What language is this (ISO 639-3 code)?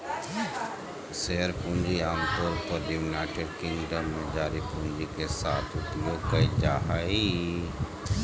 mag